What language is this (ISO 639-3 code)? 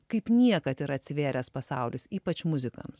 lit